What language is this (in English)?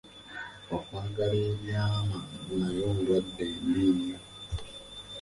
Ganda